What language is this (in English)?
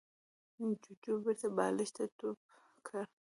Pashto